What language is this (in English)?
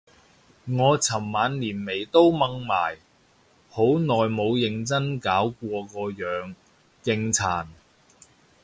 Cantonese